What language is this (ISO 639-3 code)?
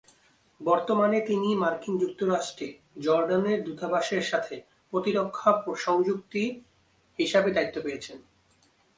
ben